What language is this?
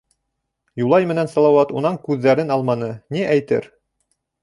Bashkir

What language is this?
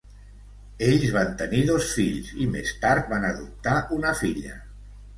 Catalan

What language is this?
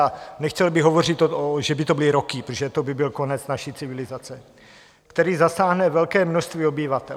Czech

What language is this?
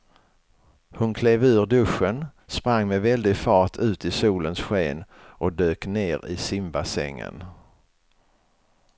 Swedish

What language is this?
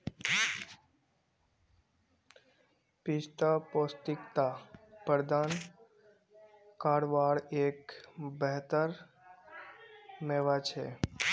Magahi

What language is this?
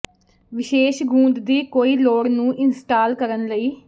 Punjabi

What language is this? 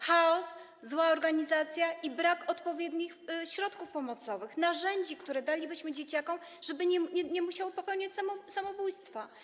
Polish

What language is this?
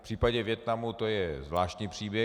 Czech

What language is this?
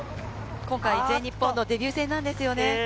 Japanese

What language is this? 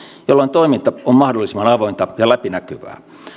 Finnish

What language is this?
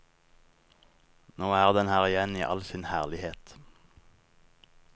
Norwegian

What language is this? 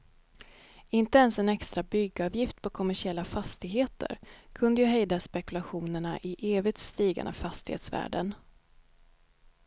Swedish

